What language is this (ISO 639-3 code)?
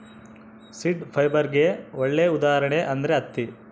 kan